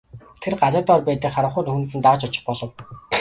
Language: Mongolian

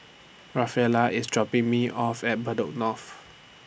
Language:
English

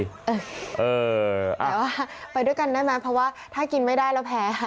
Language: Thai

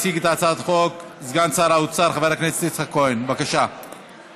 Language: Hebrew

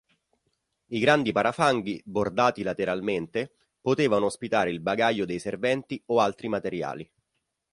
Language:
Italian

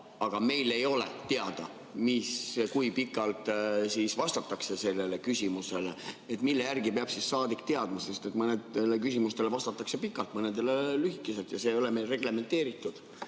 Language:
Estonian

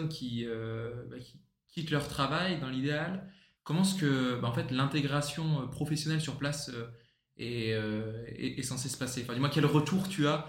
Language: French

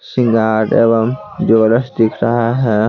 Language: Hindi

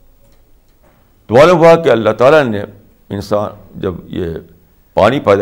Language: Urdu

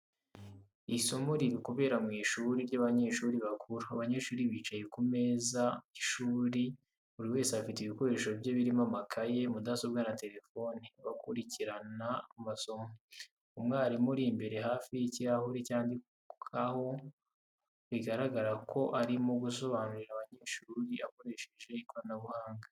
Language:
Kinyarwanda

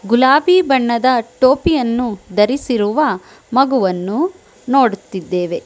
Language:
Kannada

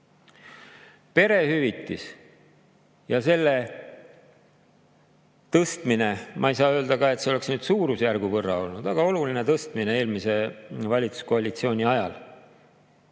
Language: Estonian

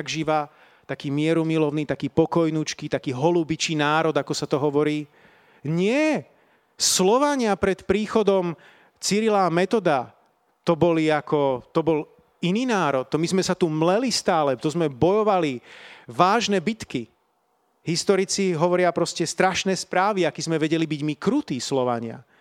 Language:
Slovak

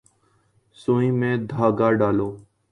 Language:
Urdu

